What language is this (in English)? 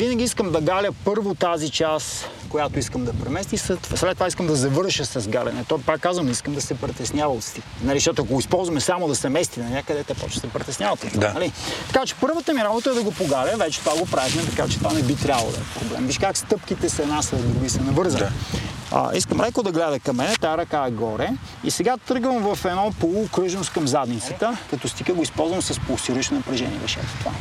Bulgarian